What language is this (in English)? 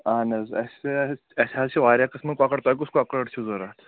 Kashmiri